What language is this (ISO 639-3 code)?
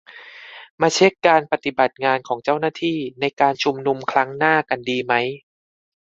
tha